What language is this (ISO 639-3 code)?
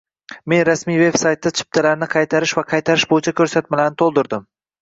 uzb